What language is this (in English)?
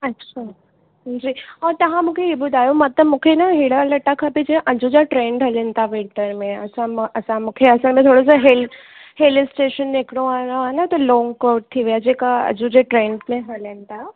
Sindhi